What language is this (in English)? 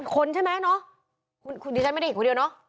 Thai